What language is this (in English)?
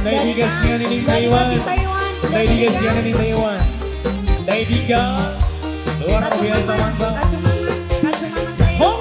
Indonesian